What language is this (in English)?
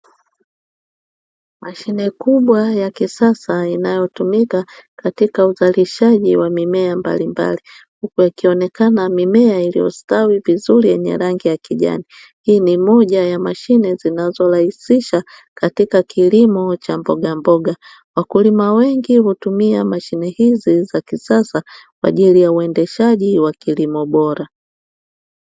Swahili